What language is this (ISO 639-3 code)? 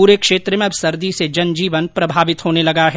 hin